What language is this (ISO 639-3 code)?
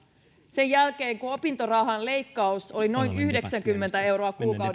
fin